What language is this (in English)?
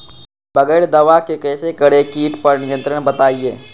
Magahi